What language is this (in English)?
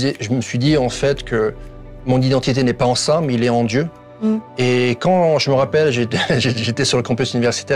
French